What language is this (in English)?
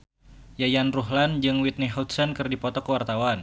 Sundanese